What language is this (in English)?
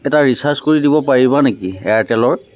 Assamese